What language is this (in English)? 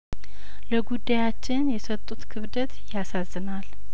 Amharic